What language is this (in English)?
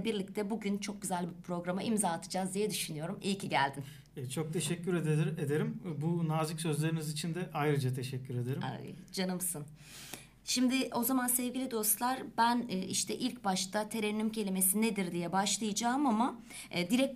Turkish